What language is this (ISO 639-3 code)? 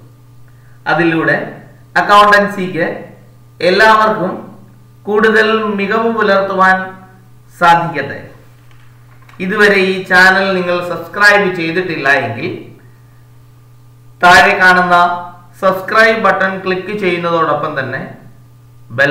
ind